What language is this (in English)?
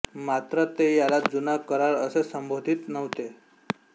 Marathi